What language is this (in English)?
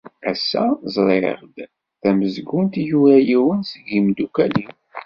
Kabyle